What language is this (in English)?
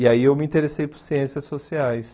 Portuguese